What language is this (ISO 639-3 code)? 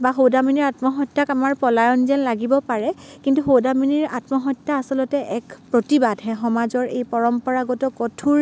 asm